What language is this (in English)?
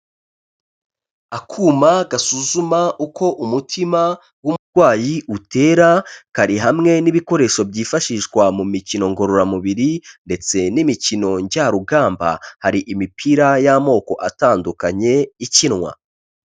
Kinyarwanda